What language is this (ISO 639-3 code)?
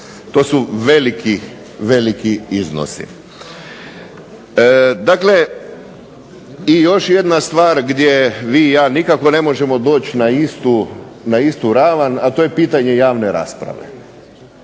hrv